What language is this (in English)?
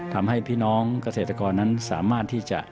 Thai